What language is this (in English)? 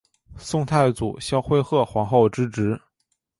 Chinese